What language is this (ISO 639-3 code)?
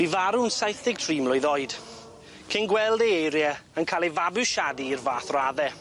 cym